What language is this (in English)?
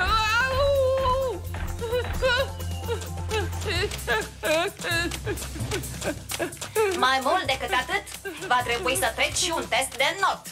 Romanian